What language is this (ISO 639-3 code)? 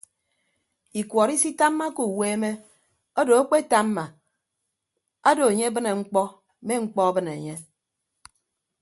ibb